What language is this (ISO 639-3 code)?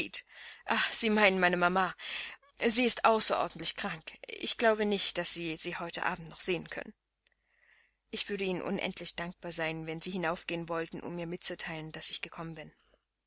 deu